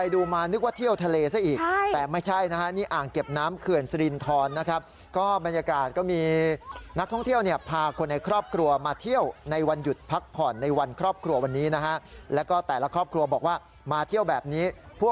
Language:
Thai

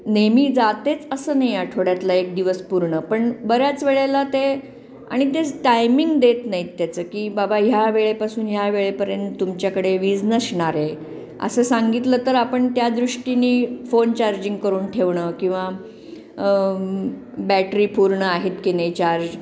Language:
Marathi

